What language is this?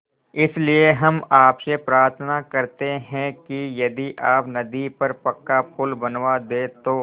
Hindi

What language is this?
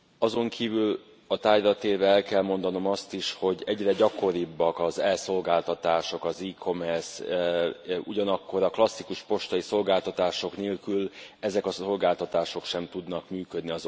Hungarian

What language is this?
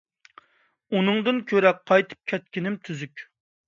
Uyghur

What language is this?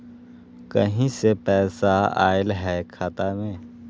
Magahi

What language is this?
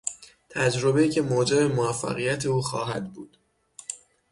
Persian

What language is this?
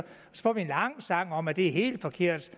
Danish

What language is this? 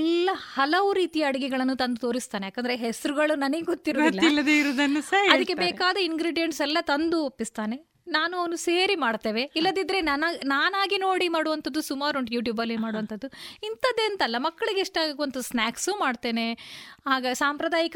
Kannada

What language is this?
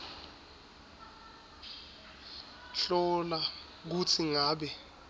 Swati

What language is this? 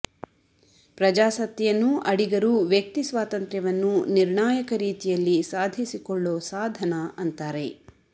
Kannada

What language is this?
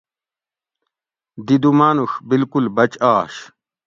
Gawri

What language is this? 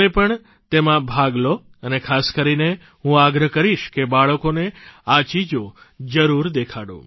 Gujarati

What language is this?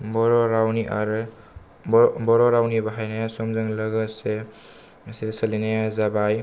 Bodo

